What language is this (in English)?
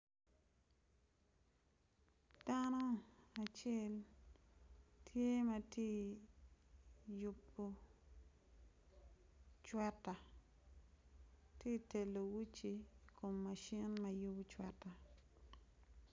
Acoli